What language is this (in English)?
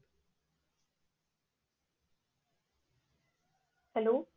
Marathi